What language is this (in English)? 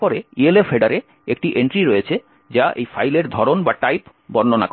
Bangla